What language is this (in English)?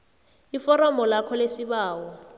South Ndebele